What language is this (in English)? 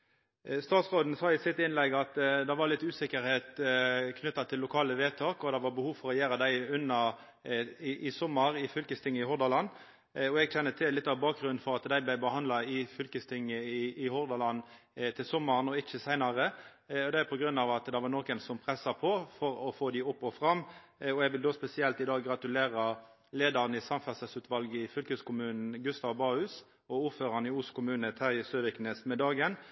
Norwegian Nynorsk